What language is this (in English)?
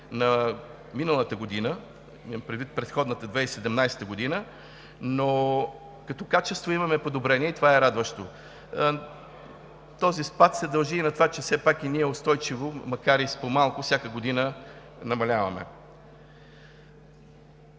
Bulgarian